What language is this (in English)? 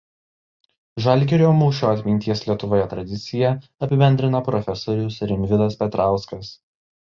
Lithuanian